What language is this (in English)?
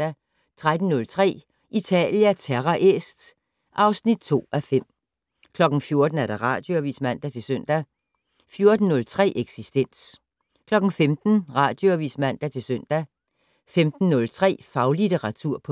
Danish